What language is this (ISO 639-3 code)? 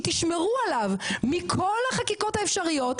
heb